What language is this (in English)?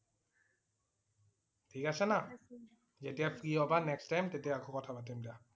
Assamese